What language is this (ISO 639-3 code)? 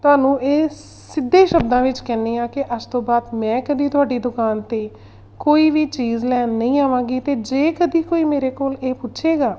pan